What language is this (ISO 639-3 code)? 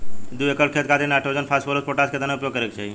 bho